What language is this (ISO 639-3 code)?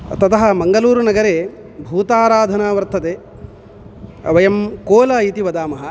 san